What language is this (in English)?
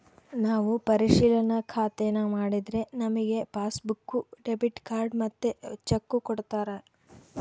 Kannada